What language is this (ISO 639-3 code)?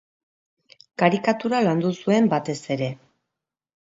eus